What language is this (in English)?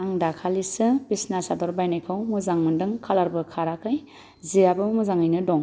Bodo